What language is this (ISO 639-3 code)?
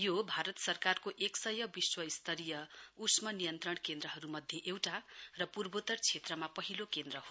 nep